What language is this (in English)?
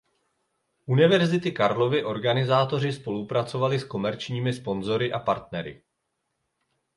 Czech